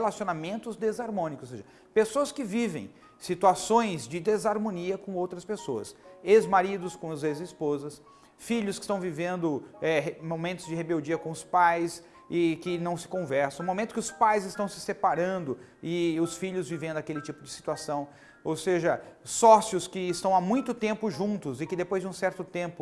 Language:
Portuguese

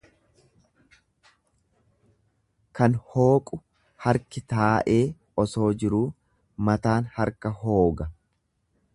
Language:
Oromo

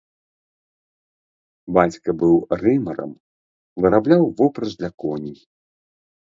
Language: Belarusian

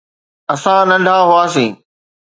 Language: Sindhi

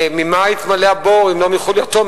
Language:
Hebrew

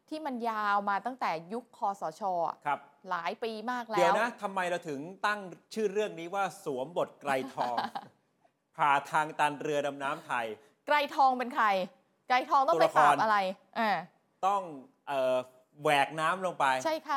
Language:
Thai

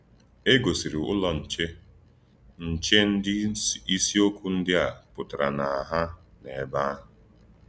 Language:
Igbo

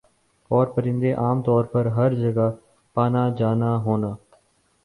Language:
Urdu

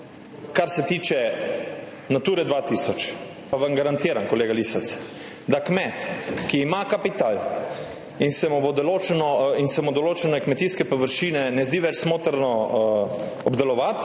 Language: Slovenian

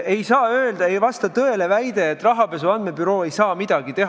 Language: Estonian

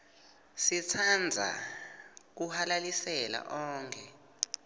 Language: Swati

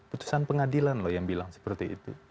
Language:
Indonesian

